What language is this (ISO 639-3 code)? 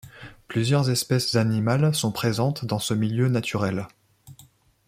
fra